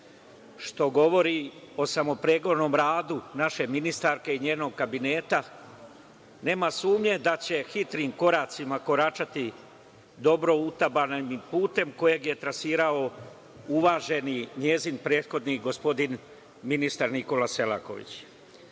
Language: Serbian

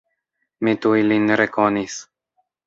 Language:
Esperanto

